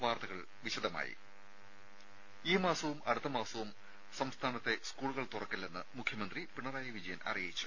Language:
Malayalam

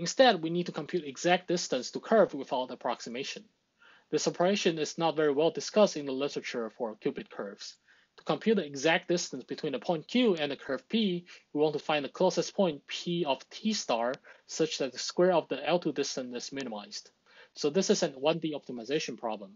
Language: English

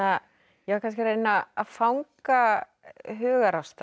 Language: Icelandic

